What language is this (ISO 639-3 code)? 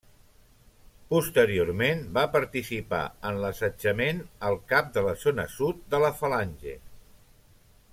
cat